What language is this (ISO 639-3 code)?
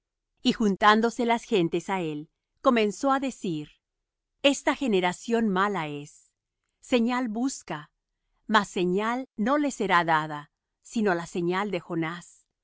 spa